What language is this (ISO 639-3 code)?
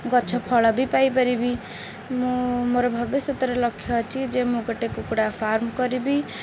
ori